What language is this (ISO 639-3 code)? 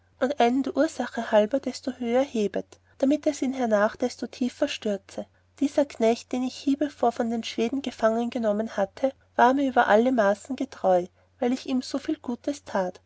deu